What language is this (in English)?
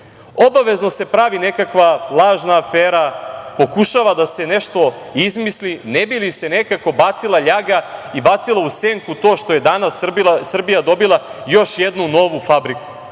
Serbian